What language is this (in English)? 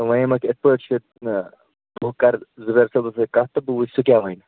Kashmiri